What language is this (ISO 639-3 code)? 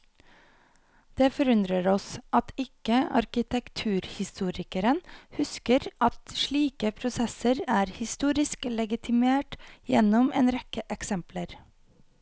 nor